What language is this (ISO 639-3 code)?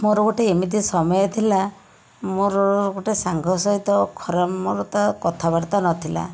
ori